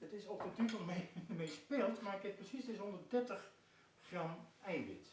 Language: Dutch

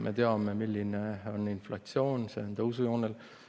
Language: Estonian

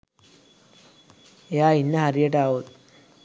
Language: Sinhala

